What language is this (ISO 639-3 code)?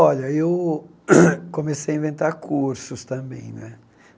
por